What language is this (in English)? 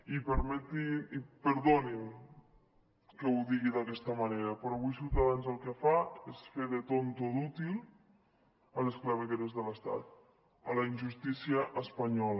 Catalan